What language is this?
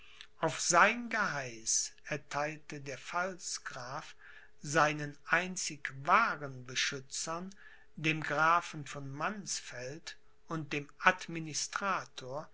German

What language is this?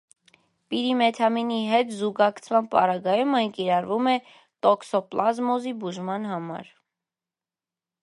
Armenian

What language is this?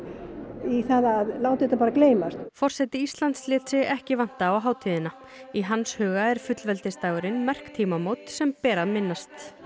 Icelandic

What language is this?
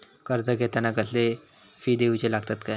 Marathi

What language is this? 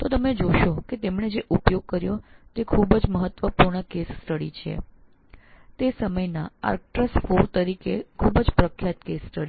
Gujarati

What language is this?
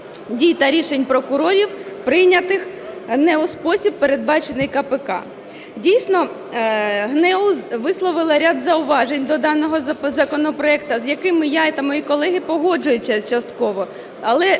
Ukrainian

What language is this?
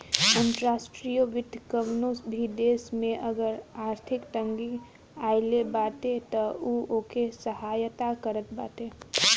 Bhojpuri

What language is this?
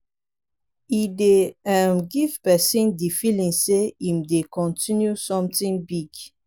Nigerian Pidgin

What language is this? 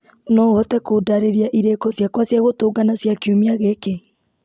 Kikuyu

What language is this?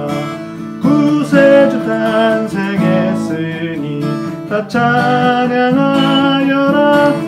Korean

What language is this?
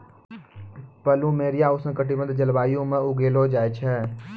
Maithili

